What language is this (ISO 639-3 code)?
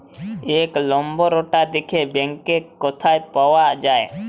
ben